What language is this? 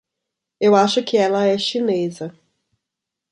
Portuguese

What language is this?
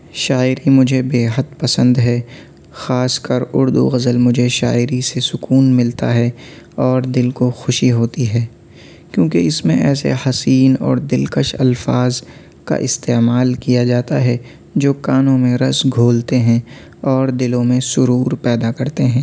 Urdu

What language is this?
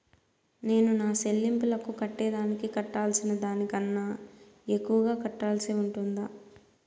Telugu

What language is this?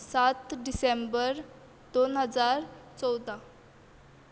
Konkani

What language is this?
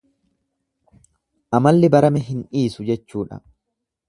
Oromo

